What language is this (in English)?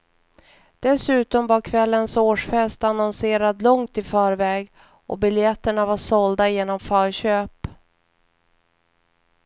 Swedish